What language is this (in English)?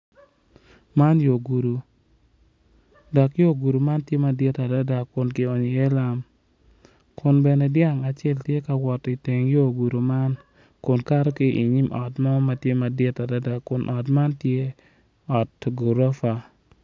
Acoli